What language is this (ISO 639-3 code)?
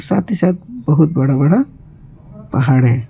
hin